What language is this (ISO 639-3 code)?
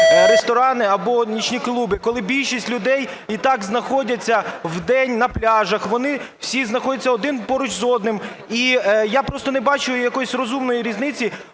ukr